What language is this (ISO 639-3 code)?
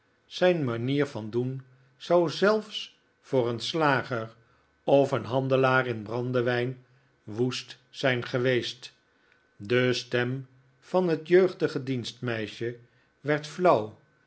nld